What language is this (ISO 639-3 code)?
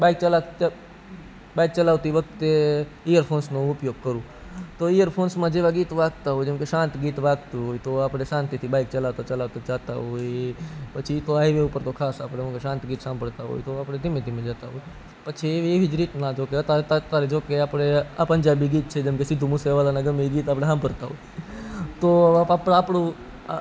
guj